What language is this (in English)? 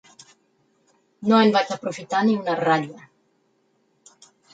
Catalan